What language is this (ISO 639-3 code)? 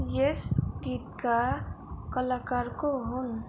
nep